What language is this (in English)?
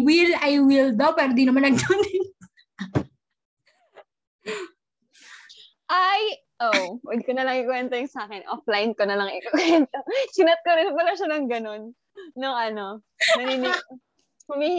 Filipino